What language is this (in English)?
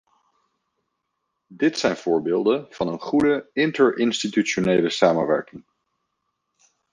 Dutch